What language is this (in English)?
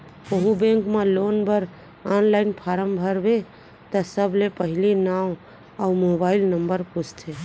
Chhattisgarhi